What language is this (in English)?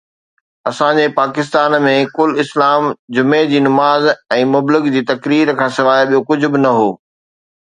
Sindhi